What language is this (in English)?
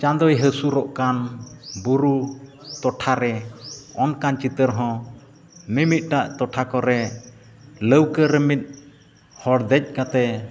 Santali